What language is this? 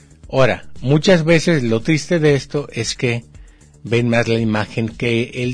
Spanish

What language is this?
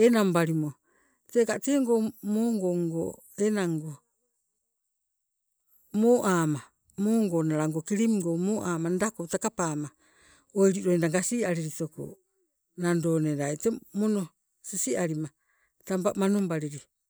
Sibe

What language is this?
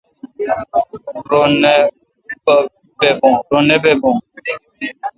Kalkoti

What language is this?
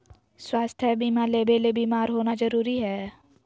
Magahi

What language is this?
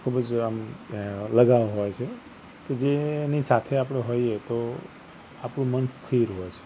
Gujarati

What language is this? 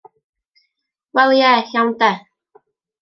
Welsh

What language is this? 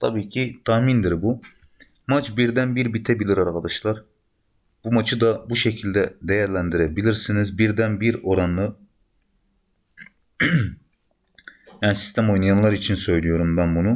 Turkish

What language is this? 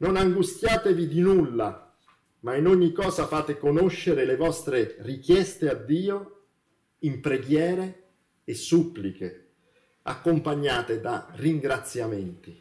Italian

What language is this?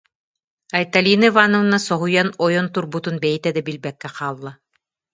Yakut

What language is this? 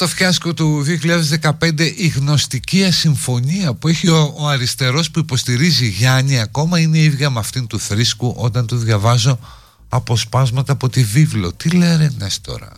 Greek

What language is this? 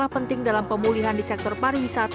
Indonesian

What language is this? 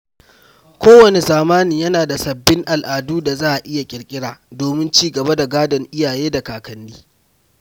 Hausa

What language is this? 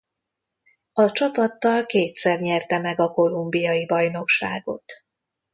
Hungarian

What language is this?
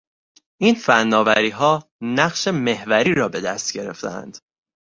Persian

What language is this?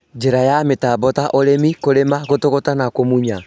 Kikuyu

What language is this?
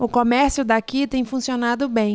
Portuguese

